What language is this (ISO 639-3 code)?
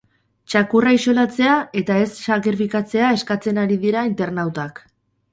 eus